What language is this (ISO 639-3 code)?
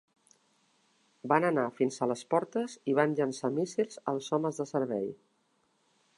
cat